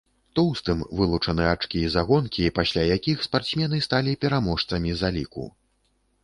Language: Belarusian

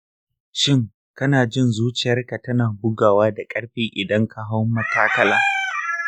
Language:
Hausa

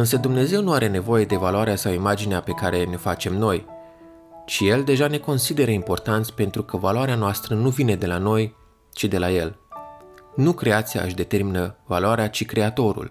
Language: Romanian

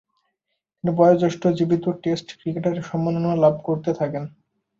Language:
Bangla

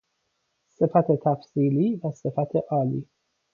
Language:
Persian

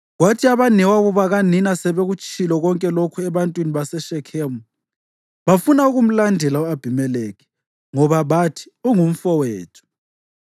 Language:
North Ndebele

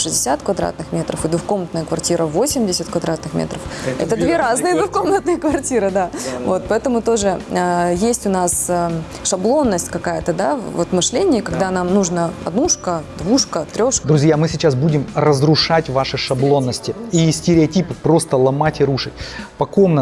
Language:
Russian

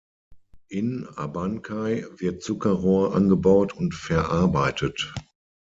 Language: German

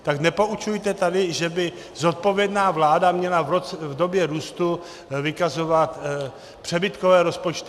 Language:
Czech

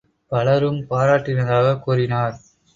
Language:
Tamil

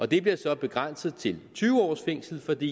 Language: Danish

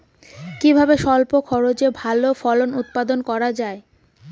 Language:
Bangla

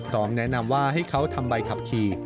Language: Thai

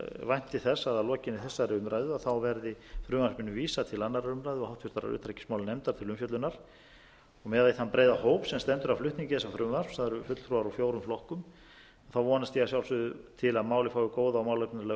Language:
Icelandic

